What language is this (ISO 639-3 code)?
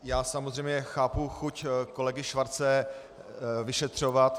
ces